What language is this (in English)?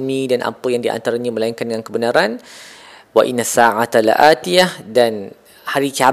Malay